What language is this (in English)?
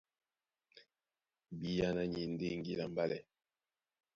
Duala